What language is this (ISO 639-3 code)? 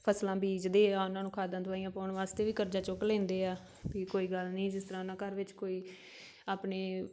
pan